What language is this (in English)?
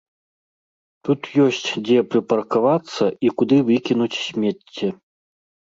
Belarusian